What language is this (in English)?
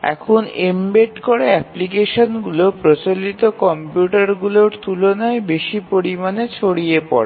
Bangla